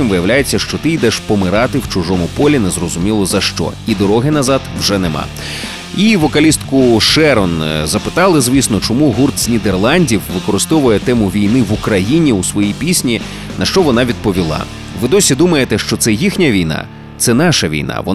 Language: Ukrainian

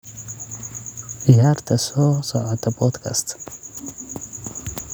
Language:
Somali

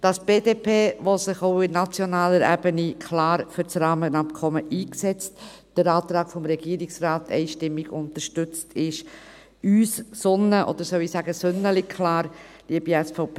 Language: Swiss German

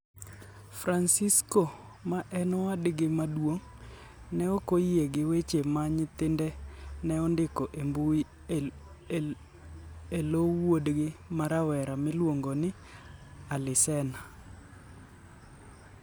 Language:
Luo (Kenya and Tanzania)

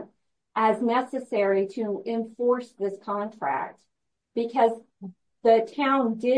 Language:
English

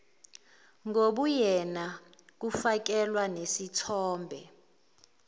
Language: Zulu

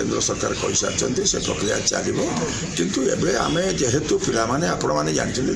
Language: Italian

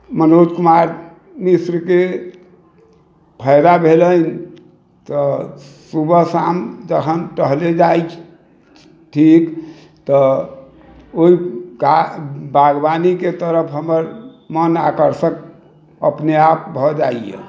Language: Maithili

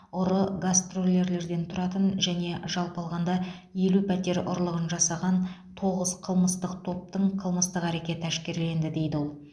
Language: Kazakh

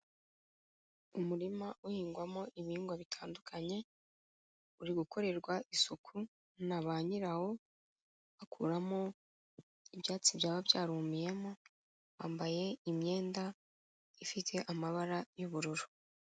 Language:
Kinyarwanda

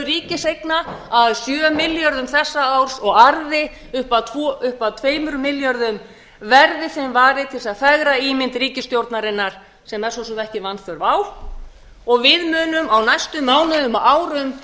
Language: Icelandic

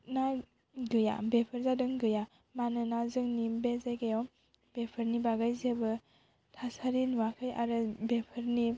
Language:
Bodo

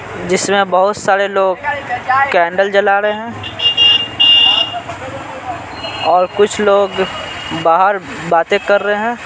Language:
Hindi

